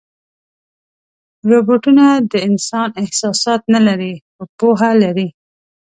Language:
Pashto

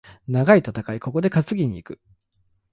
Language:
Japanese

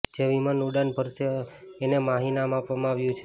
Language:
Gujarati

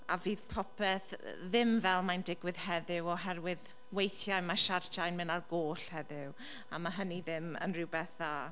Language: Welsh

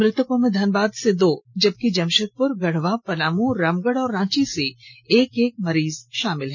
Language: Hindi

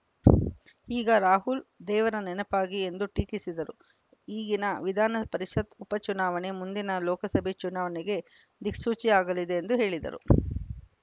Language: Kannada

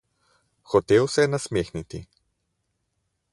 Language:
Slovenian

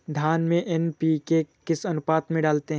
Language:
Hindi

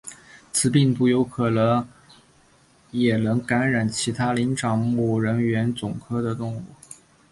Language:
Chinese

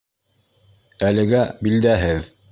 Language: Bashkir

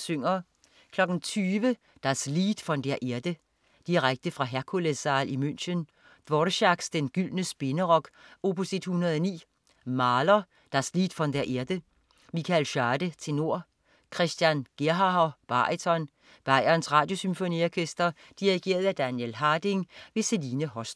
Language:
Danish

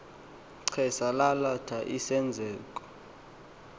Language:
Xhosa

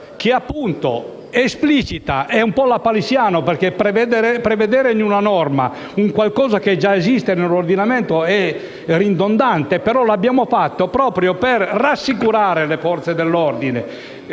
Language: Italian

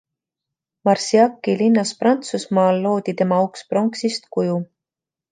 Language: Estonian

